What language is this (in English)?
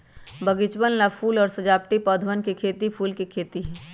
Magahi